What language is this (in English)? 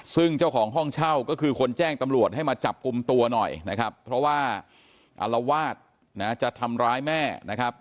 Thai